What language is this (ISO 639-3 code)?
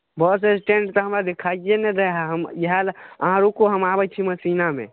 mai